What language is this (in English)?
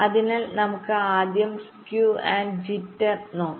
Malayalam